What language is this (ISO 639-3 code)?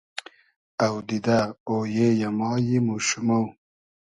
haz